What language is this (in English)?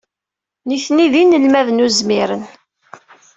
Kabyle